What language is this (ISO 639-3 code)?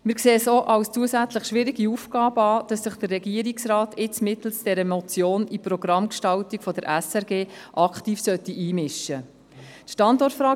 gsw